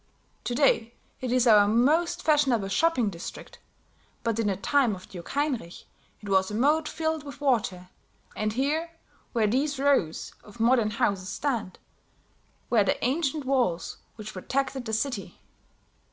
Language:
English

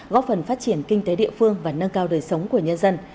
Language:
Vietnamese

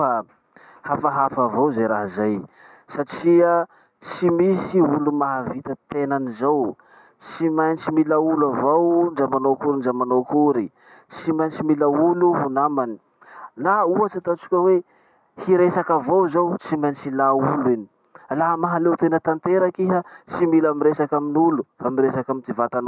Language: Masikoro Malagasy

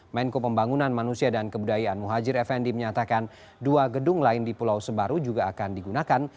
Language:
Indonesian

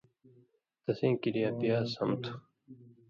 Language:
Indus Kohistani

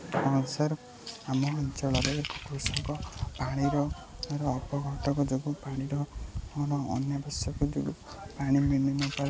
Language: Odia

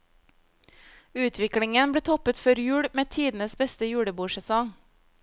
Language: Norwegian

